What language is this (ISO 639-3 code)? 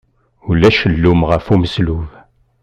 kab